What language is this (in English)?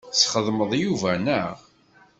Kabyle